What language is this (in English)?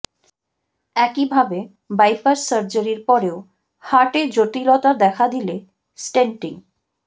Bangla